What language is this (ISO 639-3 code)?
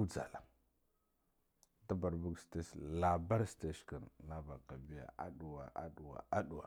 gdf